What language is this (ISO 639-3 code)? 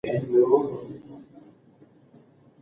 pus